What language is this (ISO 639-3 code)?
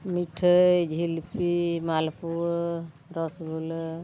sat